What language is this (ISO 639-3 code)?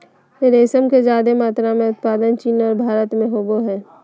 mag